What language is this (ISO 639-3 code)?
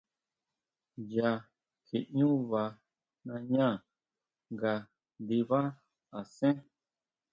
mau